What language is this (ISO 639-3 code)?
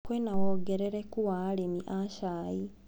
kik